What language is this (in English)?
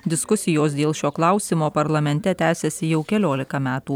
Lithuanian